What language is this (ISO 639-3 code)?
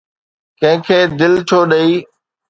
snd